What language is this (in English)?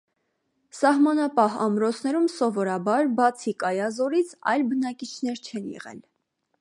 Armenian